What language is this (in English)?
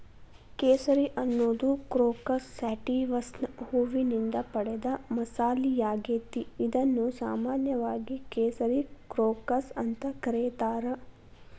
Kannada